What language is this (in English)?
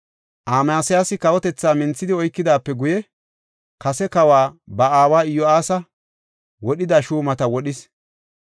Gofa